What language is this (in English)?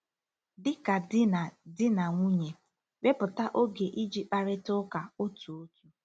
Igbo